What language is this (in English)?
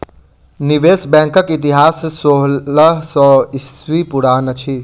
Maithili